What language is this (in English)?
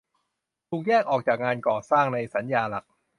Thai